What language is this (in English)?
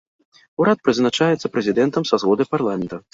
Belarusian